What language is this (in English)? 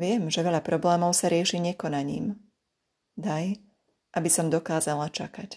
Slovak